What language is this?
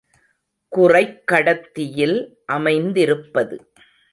Tamil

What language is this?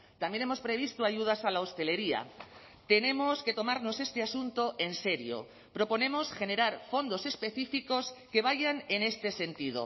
Spanish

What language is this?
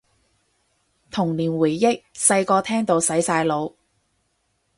Cantonese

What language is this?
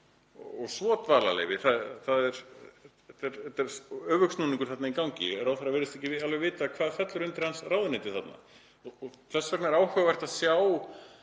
Icelandic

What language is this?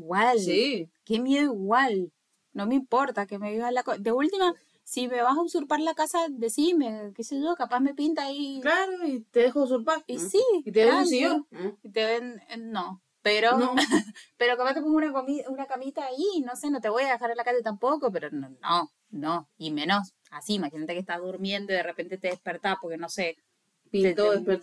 Spanish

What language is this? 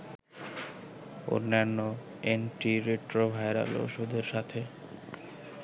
Bangla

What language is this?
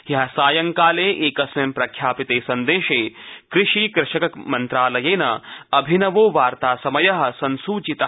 Sanskrit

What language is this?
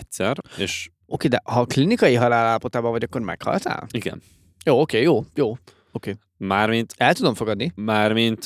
Hungarian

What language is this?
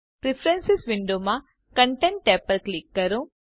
Gujarati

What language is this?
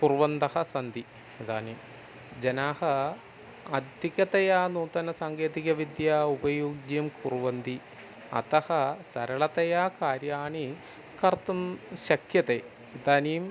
Sanskrit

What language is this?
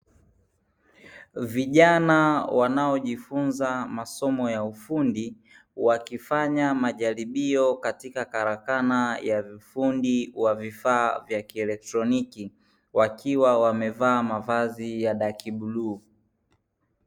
Swahili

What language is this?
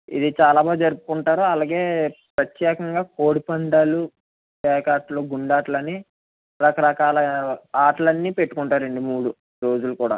Telugu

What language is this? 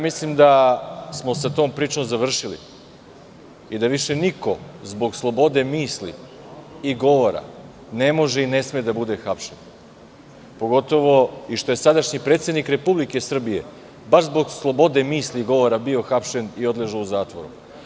Serbian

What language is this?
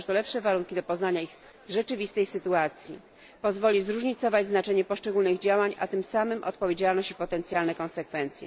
Polish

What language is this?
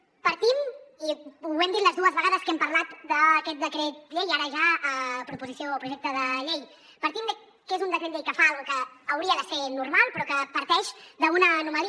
Catalan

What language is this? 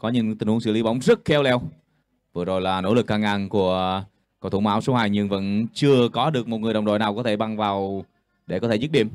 Vietnamese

